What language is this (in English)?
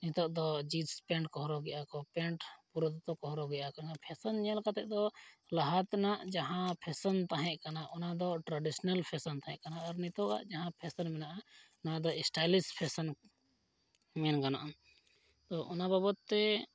Santali